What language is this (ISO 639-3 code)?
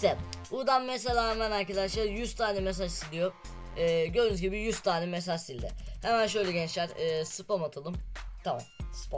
tur